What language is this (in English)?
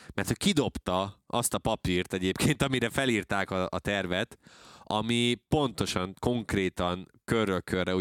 Hungarian